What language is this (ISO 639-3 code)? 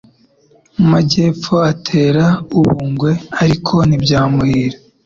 kin